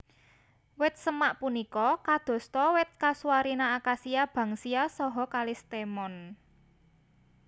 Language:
Javanese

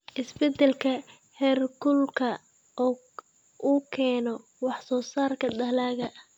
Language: Somali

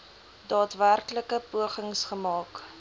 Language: Afrikaans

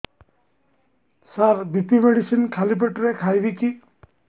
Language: Odia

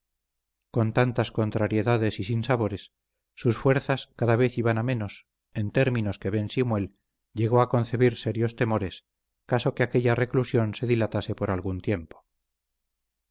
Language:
Spanish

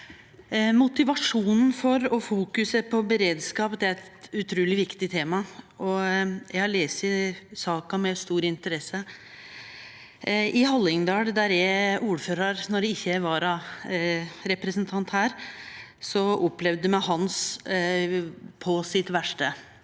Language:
Norwegian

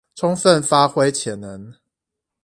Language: Chinese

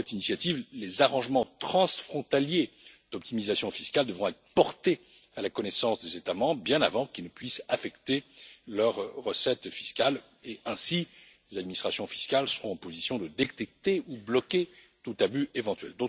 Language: French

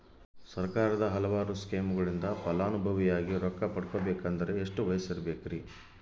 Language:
Kannada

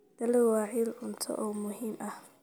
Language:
Somali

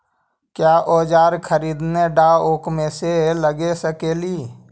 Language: Magahi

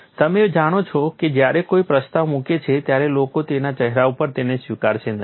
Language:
Gujarati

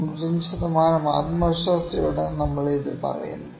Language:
Malayalam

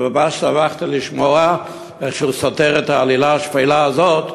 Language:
Hebrew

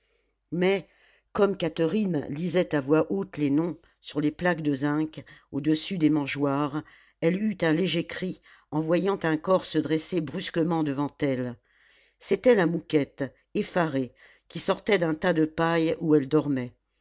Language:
French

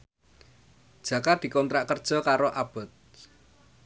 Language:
Javanese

